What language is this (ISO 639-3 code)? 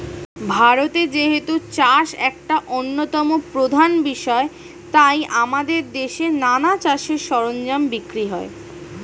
ben